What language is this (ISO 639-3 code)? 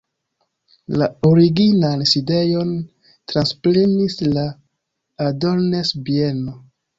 epo